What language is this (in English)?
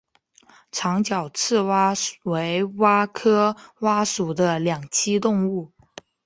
Chinese